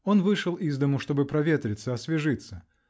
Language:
Russian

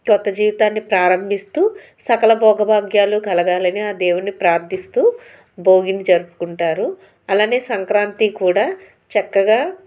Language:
Telugu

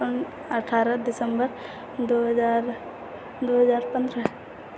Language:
Maithili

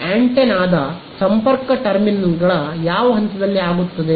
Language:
Kannada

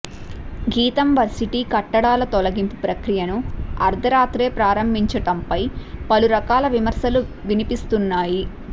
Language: Telugu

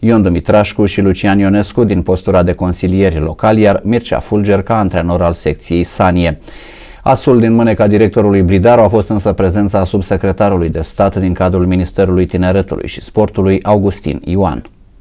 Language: Romanian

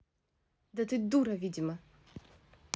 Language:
Russian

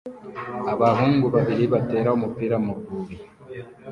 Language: Kinyarwanda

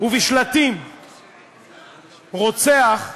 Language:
Hebrew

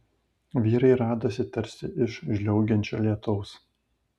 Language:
Lithuanian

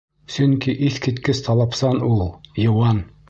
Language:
Bashkir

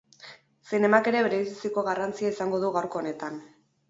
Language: Basque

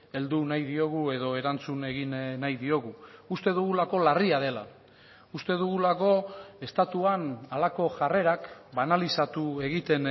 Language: Basque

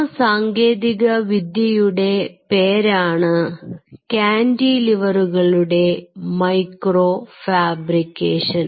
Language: Malayalam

